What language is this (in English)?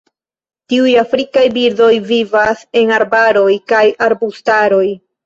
Esperanto